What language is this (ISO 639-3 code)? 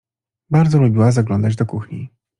pol